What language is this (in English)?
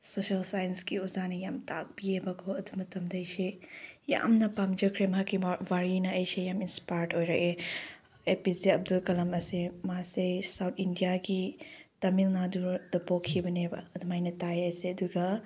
Manipuri